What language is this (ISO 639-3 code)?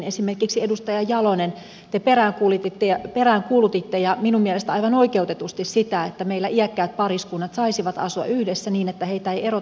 fin